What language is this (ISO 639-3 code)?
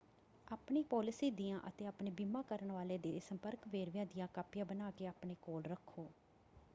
pan